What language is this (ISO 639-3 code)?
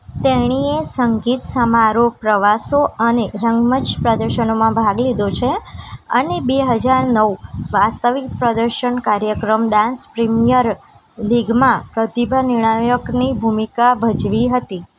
guj